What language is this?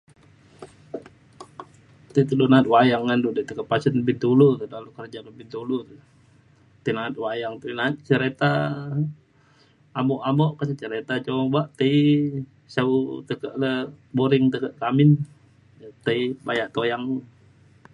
Mainstream Kenyah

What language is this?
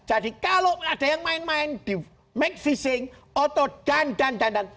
Indonesian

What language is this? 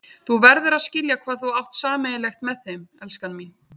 Icelandic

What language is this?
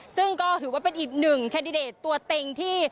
Thai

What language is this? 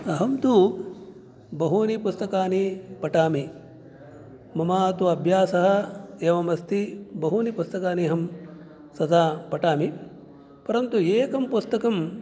Sanskrit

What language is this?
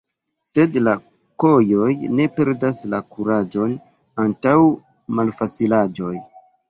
Esperanto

